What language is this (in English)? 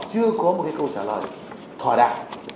Vietnamese